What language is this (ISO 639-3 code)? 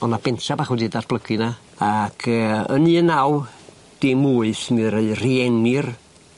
cym